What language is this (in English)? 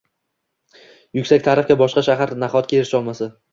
Uzbek